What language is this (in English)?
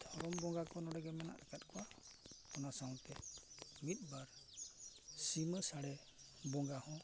Santali